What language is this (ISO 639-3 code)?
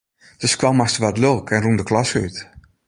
fry